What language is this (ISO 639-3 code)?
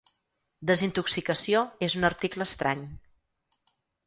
cat